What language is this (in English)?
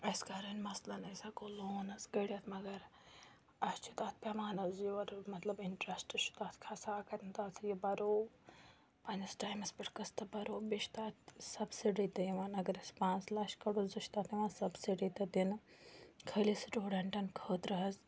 Kashmiri